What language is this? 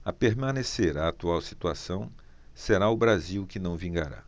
Portuguese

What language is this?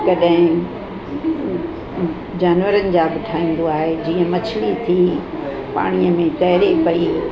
Sindhi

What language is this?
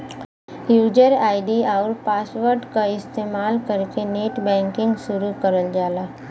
Bhojpuri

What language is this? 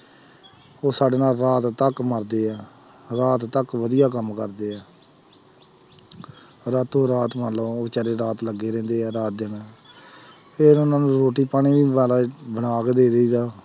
Punjabi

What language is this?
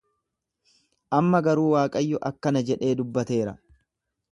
Oromo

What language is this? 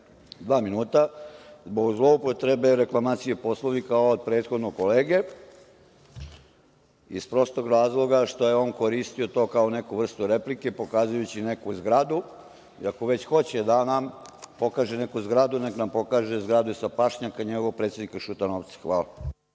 Serbian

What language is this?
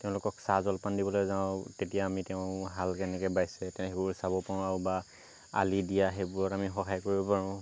Assamese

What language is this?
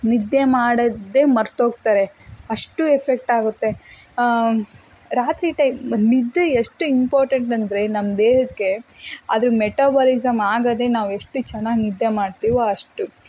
Kannada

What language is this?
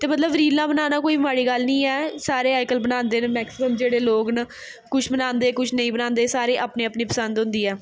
Dogri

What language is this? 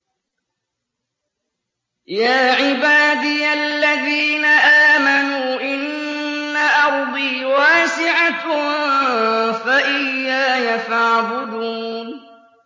Arabic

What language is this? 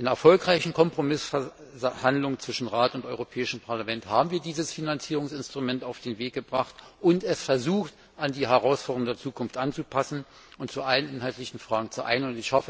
German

